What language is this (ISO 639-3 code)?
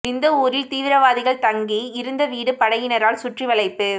tam